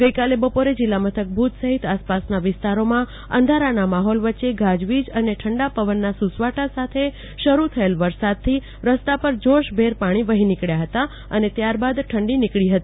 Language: Gujarati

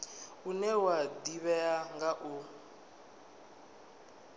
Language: Venda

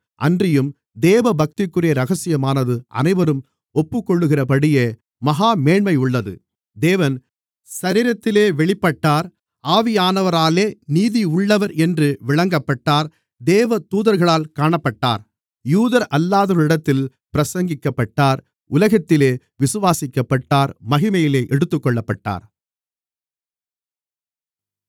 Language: Tamil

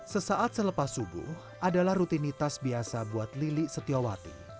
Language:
Indonesian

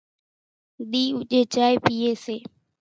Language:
Kachi Koli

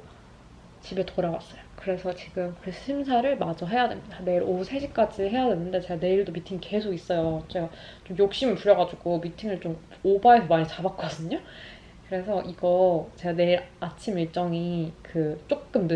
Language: Korean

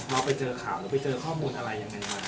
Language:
Thai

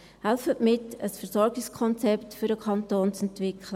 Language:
Swiss German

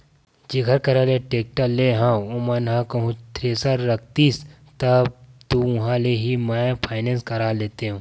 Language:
Chhattisgarhi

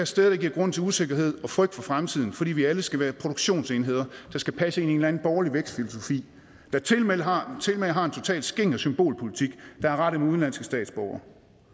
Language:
Danish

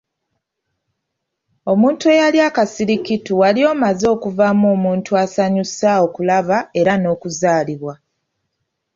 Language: Ganda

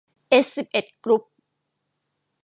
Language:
Thai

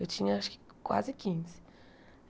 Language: Portuguese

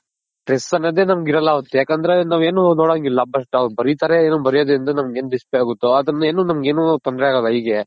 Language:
Kannada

